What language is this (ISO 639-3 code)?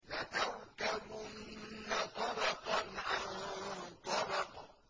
ara